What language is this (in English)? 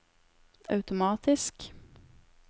Norwegian